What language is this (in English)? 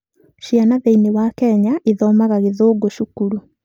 Kikuyu